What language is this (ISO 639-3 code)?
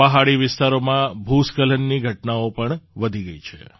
guj